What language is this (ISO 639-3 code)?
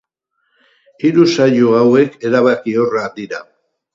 eus